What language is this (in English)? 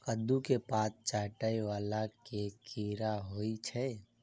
Maithili